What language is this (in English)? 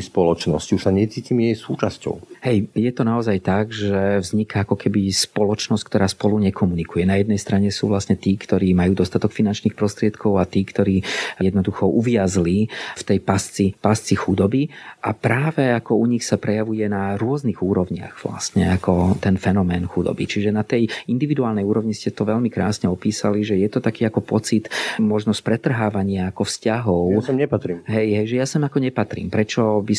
Slovak